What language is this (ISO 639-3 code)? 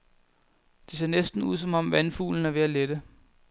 dan